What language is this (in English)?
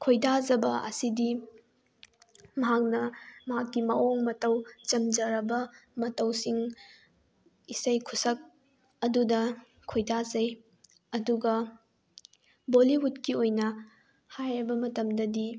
Manipuri